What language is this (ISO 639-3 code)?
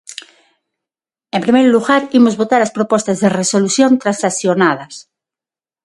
glg